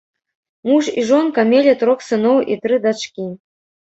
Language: Belarusian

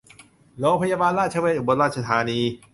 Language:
Thai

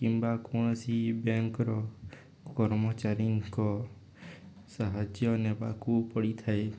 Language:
Odia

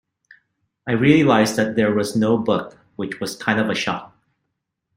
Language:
English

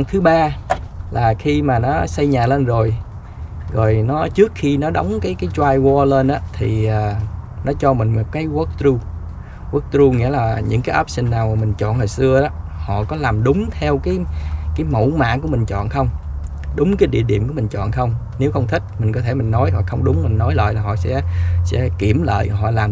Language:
Vietnamese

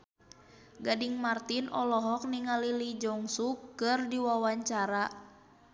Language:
Sundanese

